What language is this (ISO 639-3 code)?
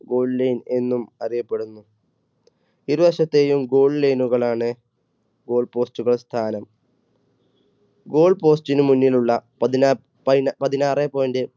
mal